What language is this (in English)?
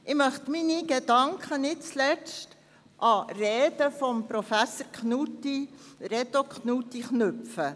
Swiss German